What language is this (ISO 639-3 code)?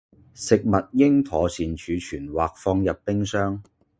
yue